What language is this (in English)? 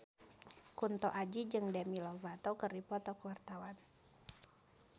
Sundanese